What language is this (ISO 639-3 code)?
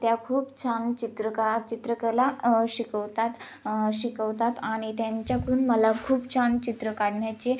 mar